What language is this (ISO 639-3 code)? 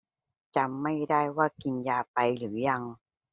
tha